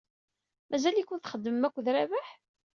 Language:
Kabyle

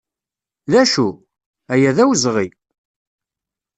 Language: Kabyle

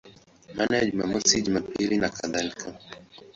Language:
Swahili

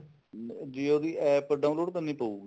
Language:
Punjabi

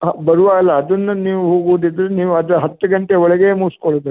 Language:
Kannada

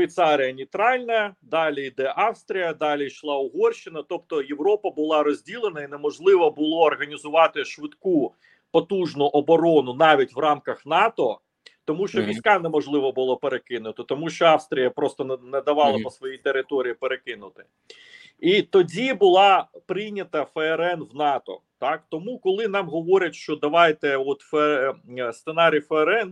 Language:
Ukrainian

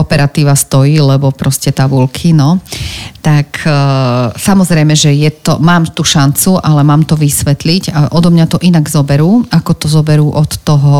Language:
Slovak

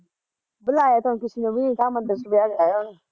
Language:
Punjabi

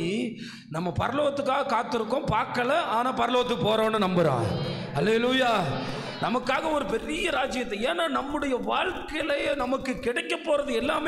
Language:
Tamil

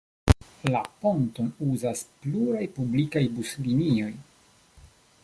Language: Esperanto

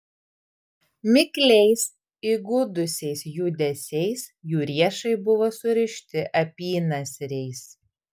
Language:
Lithuanian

